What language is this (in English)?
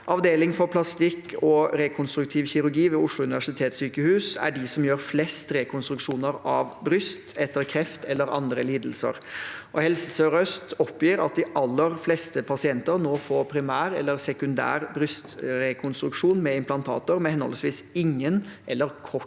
Norwegian